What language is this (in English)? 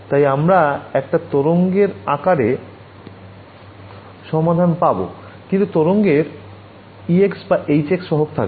Bangla